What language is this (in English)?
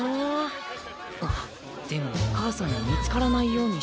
Japanese